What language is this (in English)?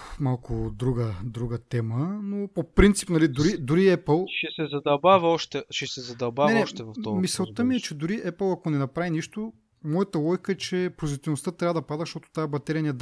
Bulgarian